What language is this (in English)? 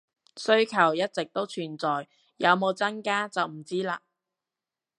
Cantonese